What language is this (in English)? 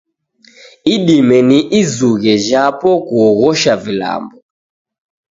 Taita